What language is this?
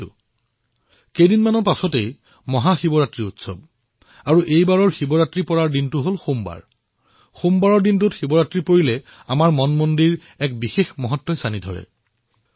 Assamese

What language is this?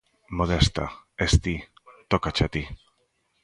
Galician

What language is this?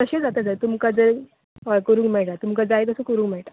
Konkani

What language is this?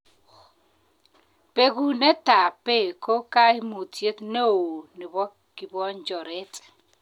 Kalenjin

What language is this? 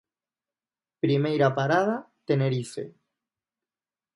Galician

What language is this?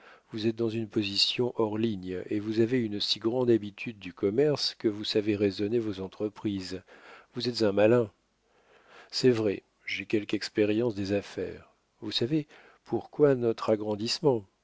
French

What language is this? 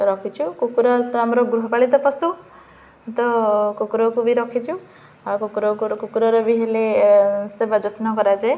Odia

